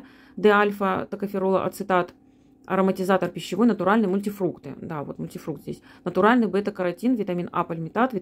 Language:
Russian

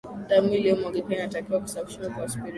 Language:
Swahili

